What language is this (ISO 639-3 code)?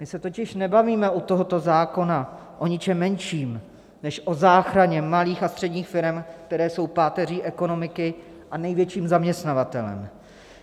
ces